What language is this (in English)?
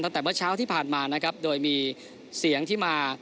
Thai